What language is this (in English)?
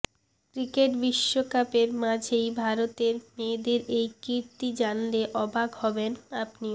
Bangla